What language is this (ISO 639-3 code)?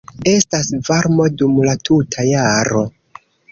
epo